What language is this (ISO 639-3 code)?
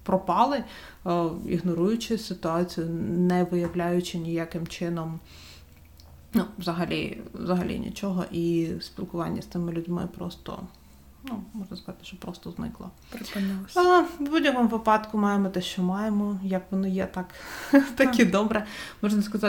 ukr